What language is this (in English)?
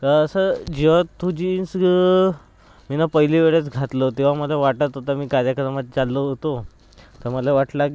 Marathi